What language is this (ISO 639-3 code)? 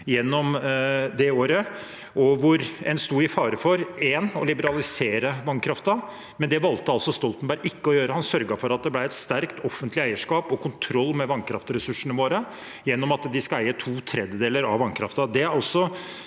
nor